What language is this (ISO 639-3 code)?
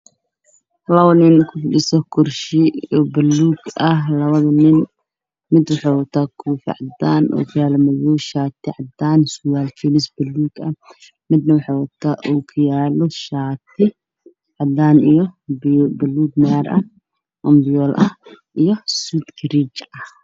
som